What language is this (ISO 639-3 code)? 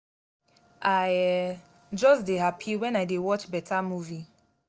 pcm